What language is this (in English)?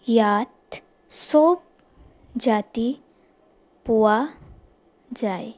Assamese